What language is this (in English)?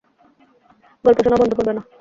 Bangla